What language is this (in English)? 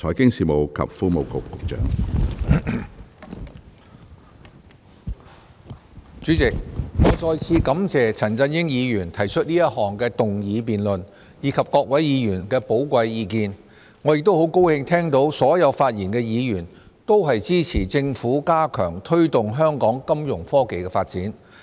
Cantonese